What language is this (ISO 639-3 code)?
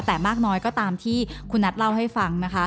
tha